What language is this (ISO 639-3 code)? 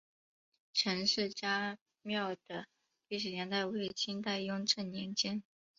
zho